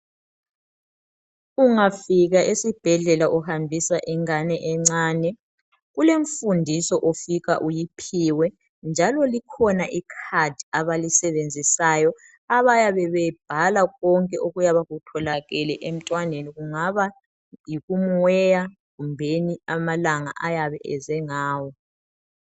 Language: North Ndebele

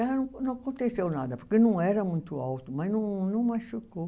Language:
Portuguese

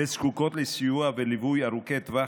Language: Hebrew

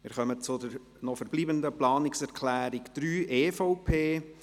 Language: Swiss German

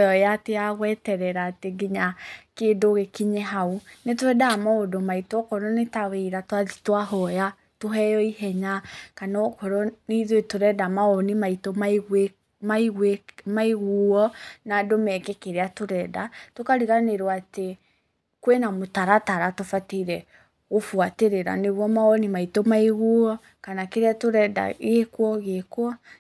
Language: Kikuyu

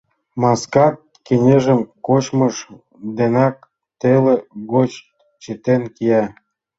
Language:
Mari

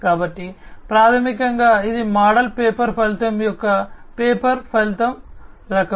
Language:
Telugu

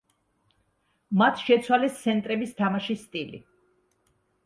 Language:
Georgian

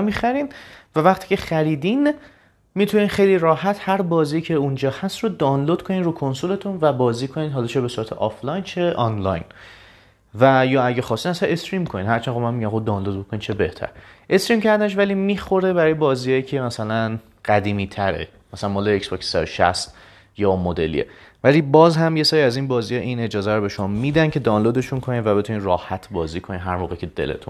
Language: Persian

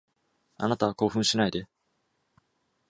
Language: Japanese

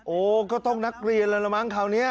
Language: Thai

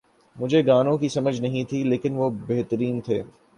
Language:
Urdu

